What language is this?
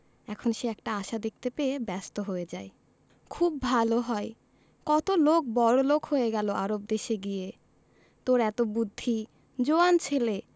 Bangla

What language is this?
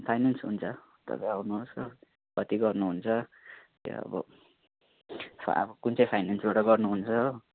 Nepali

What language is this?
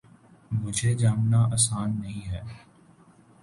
Urdu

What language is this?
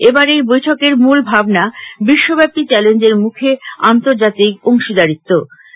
Bangla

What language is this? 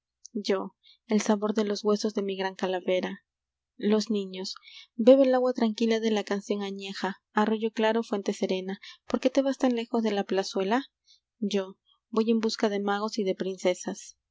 Spanish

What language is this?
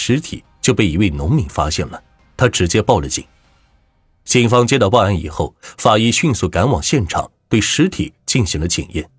Chinese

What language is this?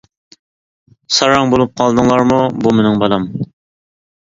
Uyghur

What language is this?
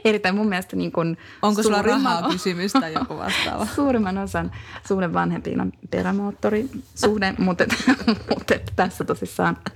Finnish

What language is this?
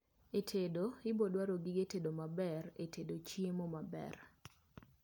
Luo (Kenya and Tanzania)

